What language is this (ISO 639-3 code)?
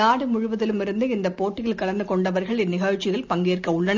tam